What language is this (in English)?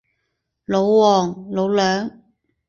Cantonese